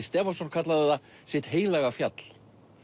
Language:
Icelandic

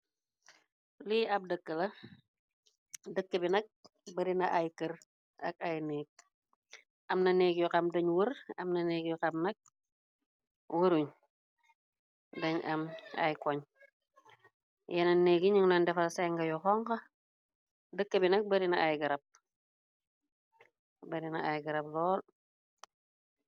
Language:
Wolof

